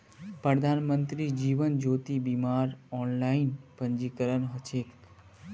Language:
Magahi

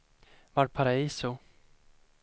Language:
Swedish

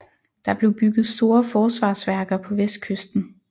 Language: Danish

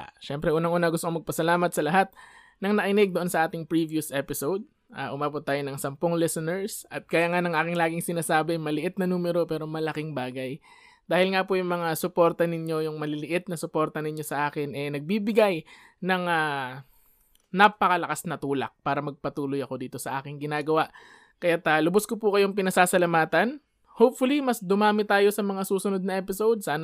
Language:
Filipino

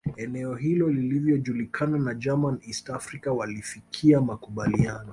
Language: Swahili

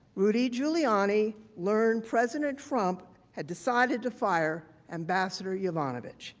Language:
English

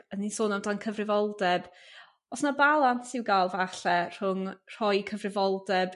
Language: Welsh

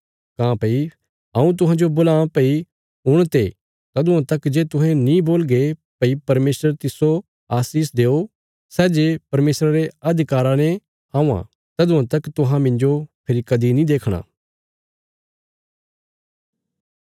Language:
Bilaspuri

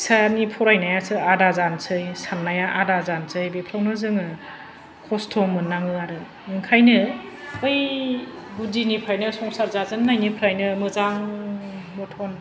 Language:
Bodo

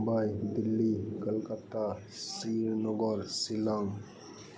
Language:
Santali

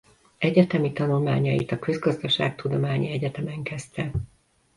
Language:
Hungarian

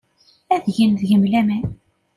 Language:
Kabyle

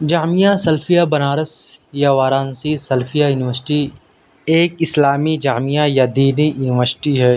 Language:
Urdu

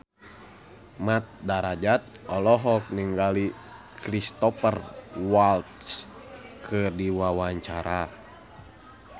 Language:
Sundanese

